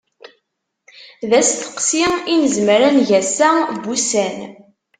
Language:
Kabyle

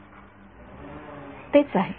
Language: Marathi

